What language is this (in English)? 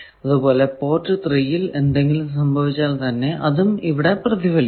Malayalam